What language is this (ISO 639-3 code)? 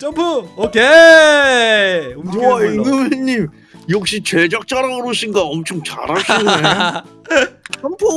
kor